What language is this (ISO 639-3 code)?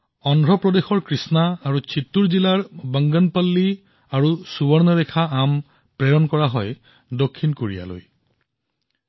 asm